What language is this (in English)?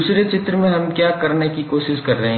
Hindi